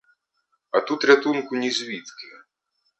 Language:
Ukrainian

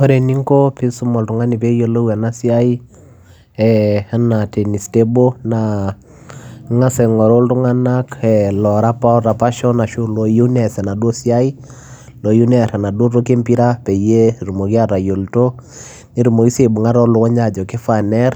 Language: Masai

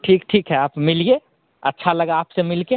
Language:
Hindi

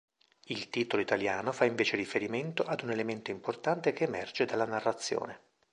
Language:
Italian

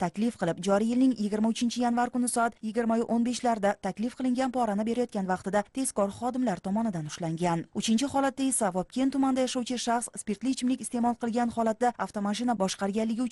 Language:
Turkish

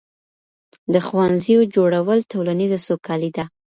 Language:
Pashto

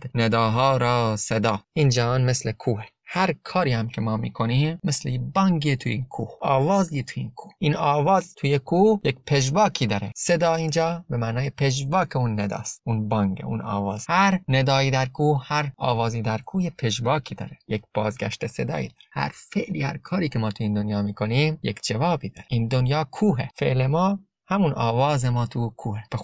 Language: Persian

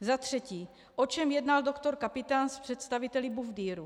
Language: Czech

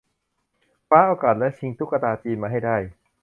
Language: Thai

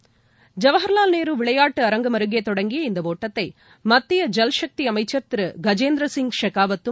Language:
Tamil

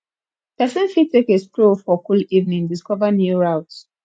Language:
Nigerian Pidgin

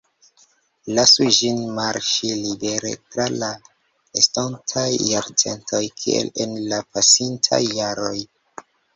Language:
Esperanto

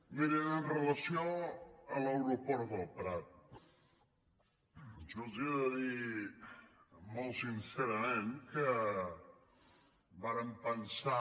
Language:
Catalan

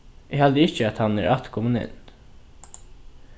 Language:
Faroese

